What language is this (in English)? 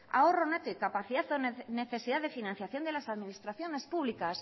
Spanish